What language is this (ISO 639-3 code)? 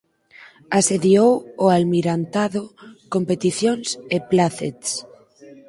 glg